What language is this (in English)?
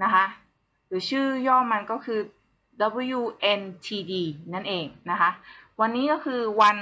Thai